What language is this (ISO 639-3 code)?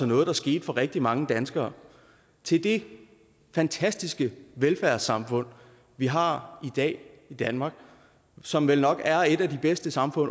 dan